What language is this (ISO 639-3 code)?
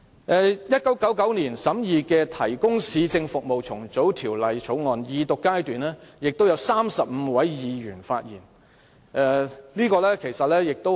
yue